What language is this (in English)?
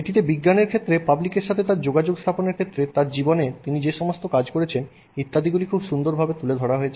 Bangla